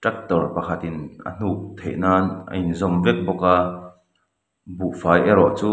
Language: Mizo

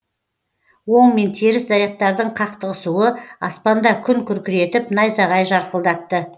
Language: Kazakh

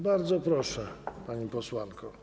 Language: Polish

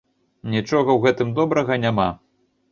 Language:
Belarusian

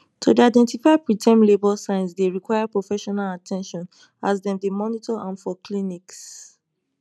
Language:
Nigerian Pidgin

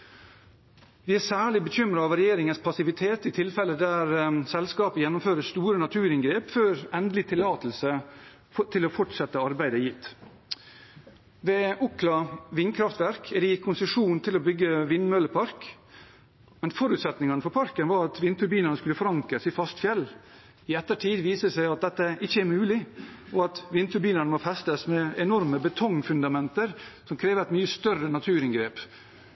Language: Norwegian Bokmål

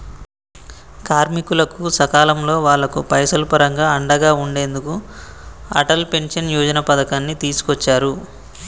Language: Telugu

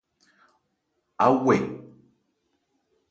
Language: Ebrié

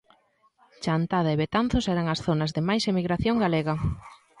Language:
Galician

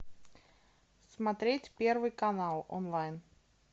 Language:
Russian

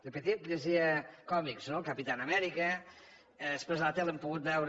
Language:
Catalan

